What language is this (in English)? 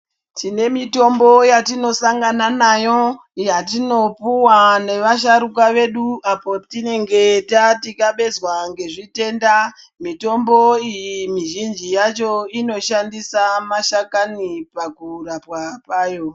Ndau